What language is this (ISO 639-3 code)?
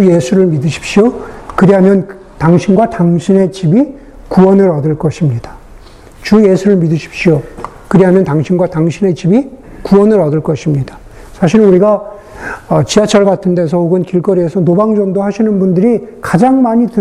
kor